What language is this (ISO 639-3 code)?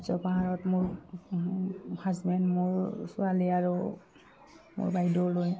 asm